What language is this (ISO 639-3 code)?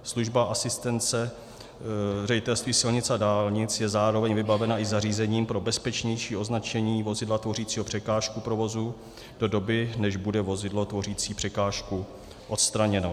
ces